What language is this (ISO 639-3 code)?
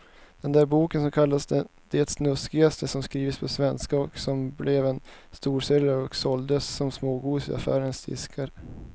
swe